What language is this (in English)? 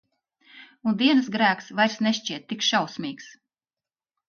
Latvian